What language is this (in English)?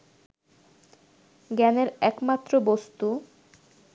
Bangla